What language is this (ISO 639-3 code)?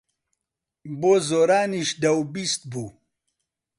ckb